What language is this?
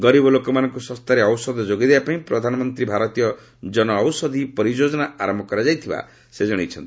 Odia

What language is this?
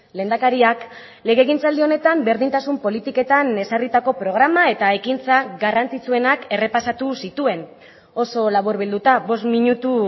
Basque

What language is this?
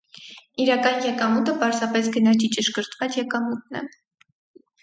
Armenian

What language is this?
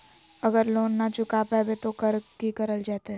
Magahi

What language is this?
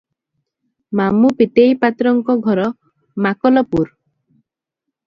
Odia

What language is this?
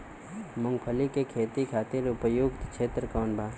Bhojpuri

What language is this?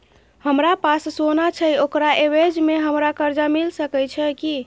Maithili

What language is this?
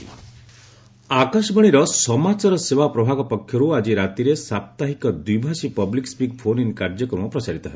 Odia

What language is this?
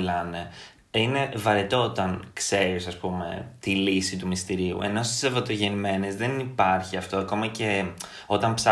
Greek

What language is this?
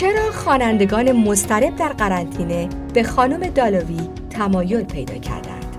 Persian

